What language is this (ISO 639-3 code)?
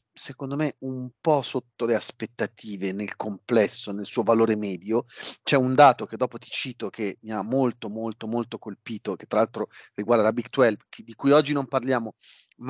ita